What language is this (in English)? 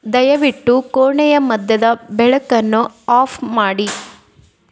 Kannada